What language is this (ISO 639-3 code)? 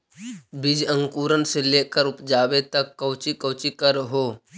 mag